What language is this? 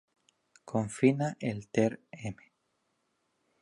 Spanish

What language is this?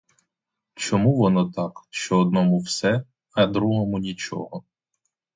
Ukrainian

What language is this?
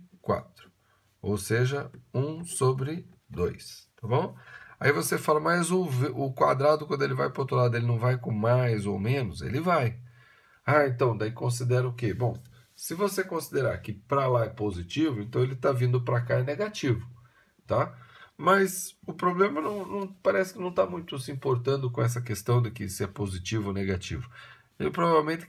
Portuguese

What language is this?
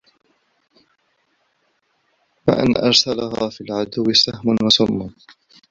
Arabic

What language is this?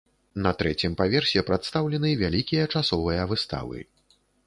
Belarusian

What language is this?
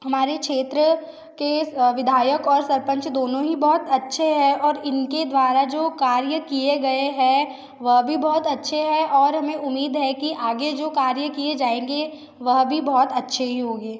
Hindi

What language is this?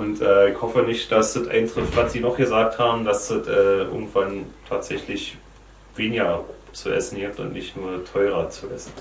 German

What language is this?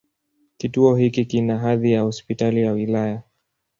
Swahili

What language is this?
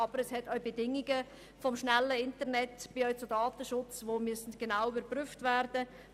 Swiss German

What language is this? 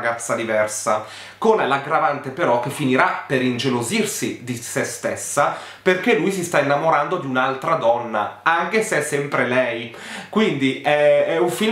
Italian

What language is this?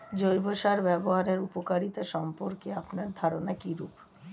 Bangla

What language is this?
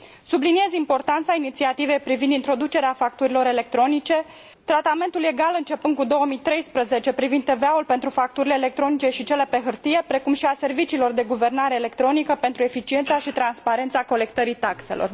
Romanian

